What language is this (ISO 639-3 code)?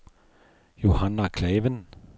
nor